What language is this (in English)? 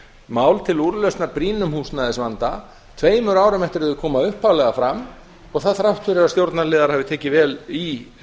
Icelandic